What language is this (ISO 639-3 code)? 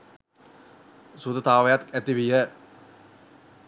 sin